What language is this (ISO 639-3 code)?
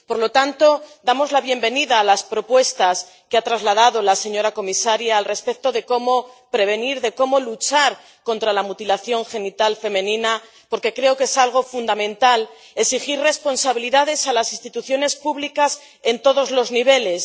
spa